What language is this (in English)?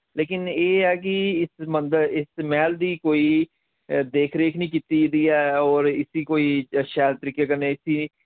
Dogri